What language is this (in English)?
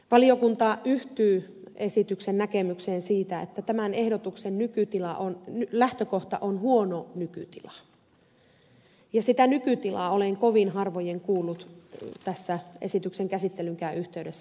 Finnish